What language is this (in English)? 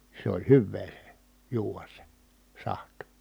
Finnish